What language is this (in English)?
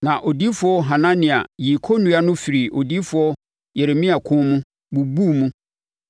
Akan